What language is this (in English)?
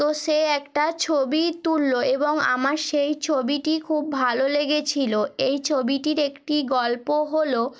Bangla